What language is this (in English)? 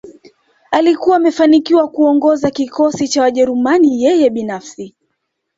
Swahili